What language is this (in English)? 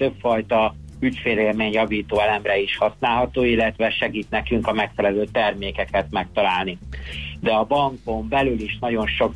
Hungarian